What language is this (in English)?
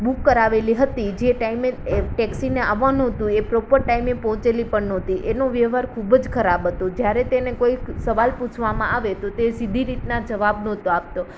Gujarati